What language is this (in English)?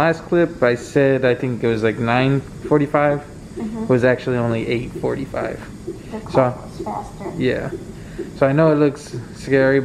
English